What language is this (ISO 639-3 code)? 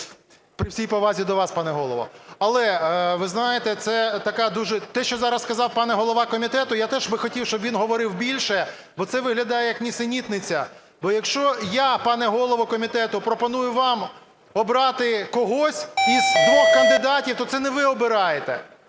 ukr